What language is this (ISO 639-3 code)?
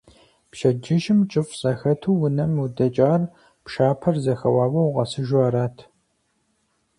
kbd